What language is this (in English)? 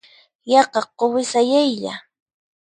Puno Quechua